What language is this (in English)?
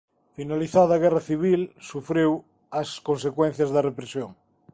Galician